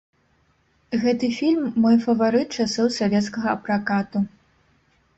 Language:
Belarusian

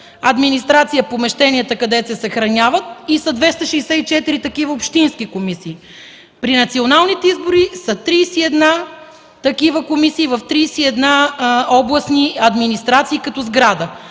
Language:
Bulgarian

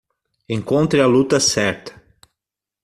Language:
Portuguese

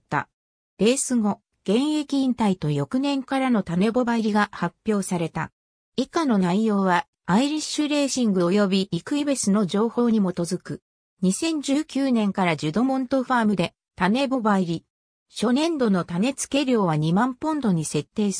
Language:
Japanese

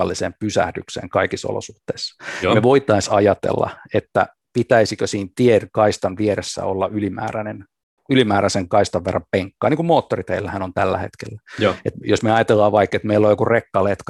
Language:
Finnish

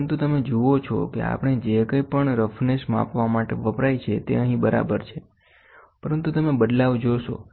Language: Gujarati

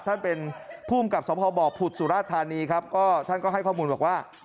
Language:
Thai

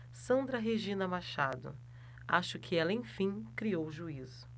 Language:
Portuguese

